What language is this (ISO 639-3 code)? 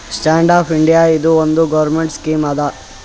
kan